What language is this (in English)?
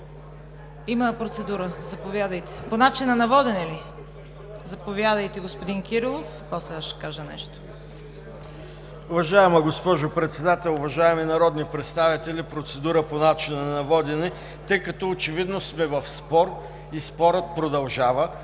Bulgarian